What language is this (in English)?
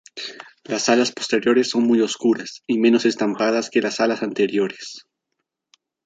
Spanish